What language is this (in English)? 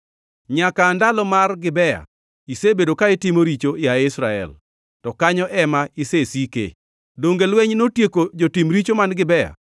Luo (Kenya and Tanzania)